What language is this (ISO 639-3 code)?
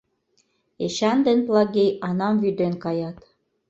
chm